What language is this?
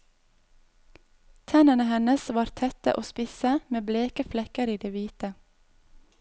Norwegian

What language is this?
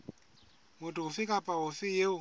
Southern Sotho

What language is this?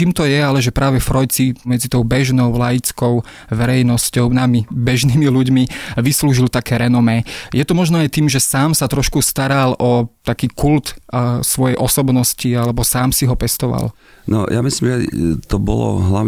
Slovak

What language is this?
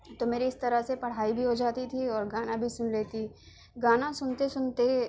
Urdu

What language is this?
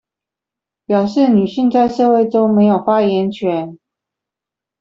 Chinese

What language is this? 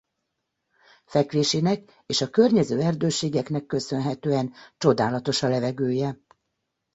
Hungarian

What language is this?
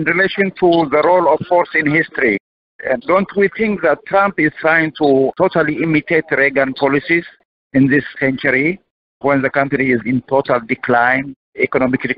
English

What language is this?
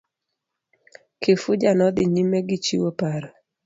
Luo (Kenya and Tanzania)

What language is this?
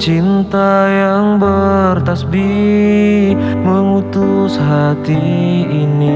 Indonesian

